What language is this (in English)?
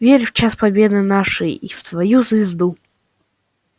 Russian